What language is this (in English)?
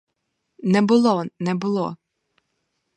Ukrainian